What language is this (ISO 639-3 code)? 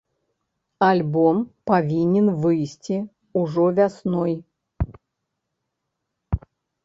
bel